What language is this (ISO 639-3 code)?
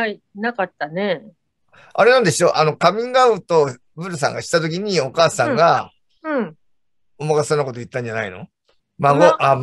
jpn